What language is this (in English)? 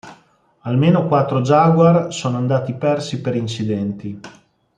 Italian